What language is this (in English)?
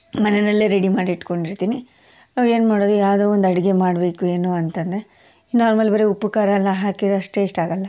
Kannada